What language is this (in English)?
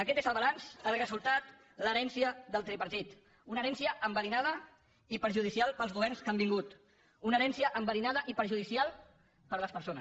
Catalan